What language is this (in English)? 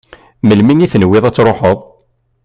Kabyle